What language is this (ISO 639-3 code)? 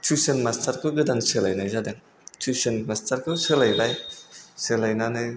brx